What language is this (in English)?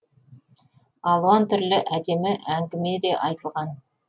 Kazakh